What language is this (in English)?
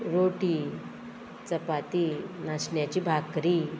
Konkani